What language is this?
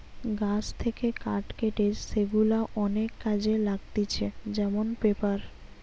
Bangla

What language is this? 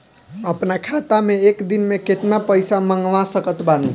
Bhojpuri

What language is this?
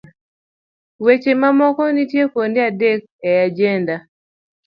Luo (Kenya and Tanzania)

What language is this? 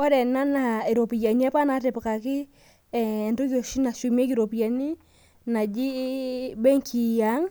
Masai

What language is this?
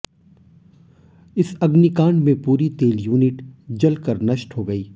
Hindi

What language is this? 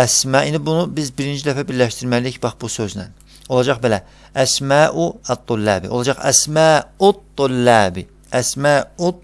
Turkish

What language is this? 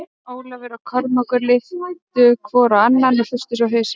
Icelandic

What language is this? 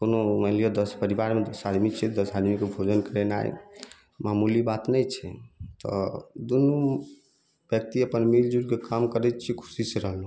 Maithili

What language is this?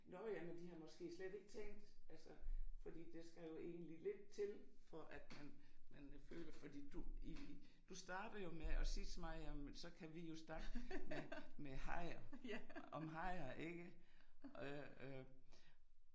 Danish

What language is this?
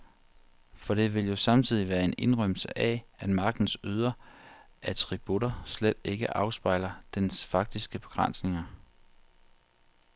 Danish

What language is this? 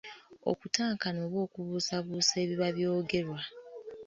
Ganda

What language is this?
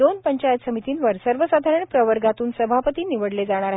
Marathi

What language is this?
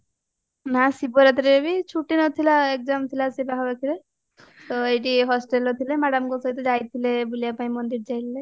Odia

